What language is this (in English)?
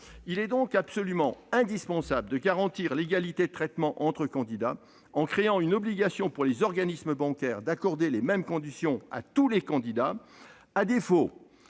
French